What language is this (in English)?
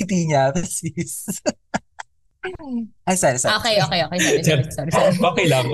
Filipino